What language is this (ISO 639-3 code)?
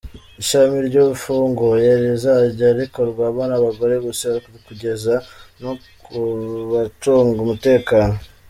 kin